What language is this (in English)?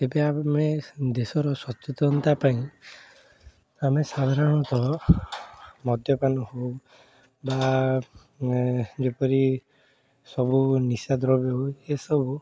Odia